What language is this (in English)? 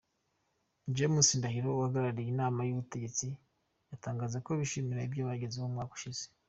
Kinyarwanda